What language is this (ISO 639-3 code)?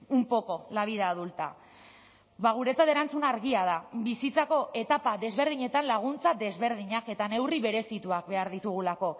eus